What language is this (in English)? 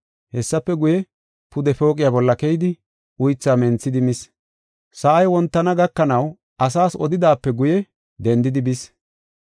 Gofa